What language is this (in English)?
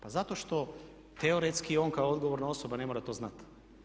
Croatian